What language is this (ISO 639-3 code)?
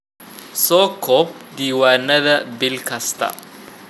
som